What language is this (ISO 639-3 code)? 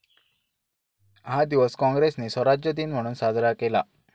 mar